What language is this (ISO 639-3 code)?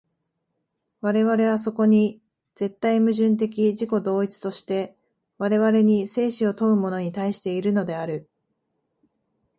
jpn